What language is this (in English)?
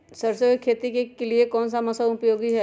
Magahi